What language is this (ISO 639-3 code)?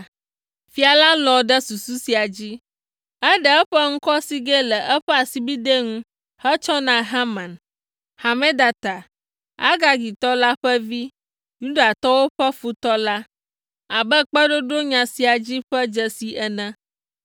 ewe